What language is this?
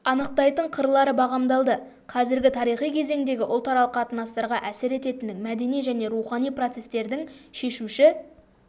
Kazakh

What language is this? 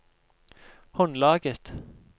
Norwegian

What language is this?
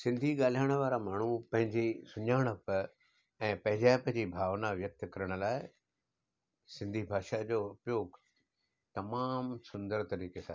Sindhi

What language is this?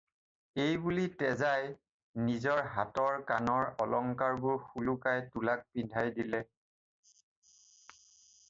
Assamese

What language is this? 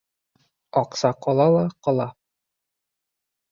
Bashkir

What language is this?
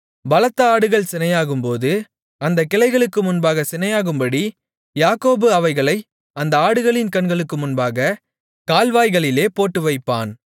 Tamil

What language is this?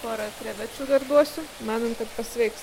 Lithuanian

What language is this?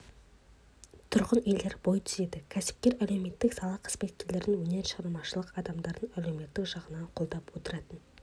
Kazakh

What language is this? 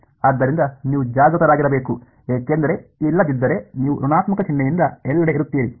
Kannada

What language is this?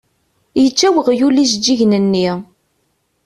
Kabyle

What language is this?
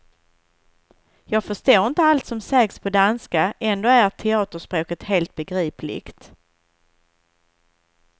Swedish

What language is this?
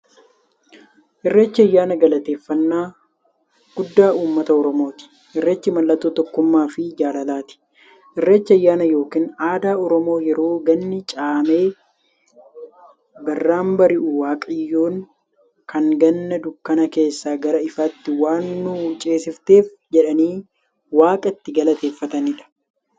Oromo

